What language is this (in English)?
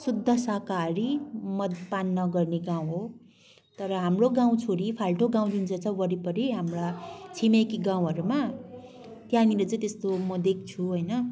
Nepali